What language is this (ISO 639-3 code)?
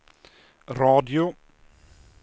swe